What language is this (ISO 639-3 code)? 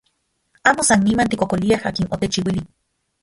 ncx